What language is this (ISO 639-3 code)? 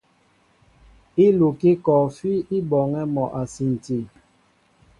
mbo